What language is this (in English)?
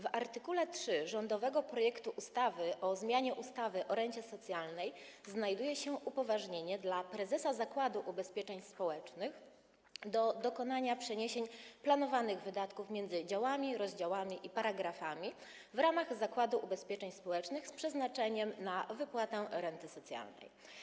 Polish